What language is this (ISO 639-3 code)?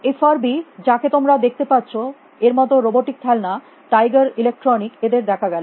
ben